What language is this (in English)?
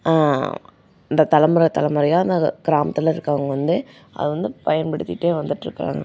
Tamil